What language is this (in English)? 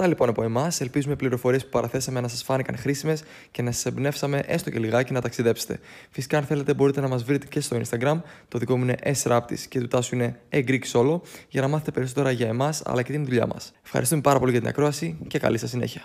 Greek